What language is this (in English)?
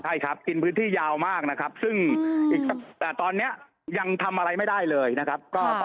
Thai